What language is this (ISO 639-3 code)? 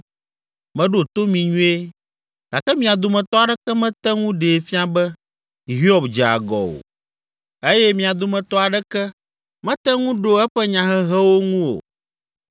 ewe